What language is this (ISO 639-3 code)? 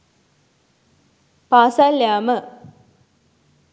sin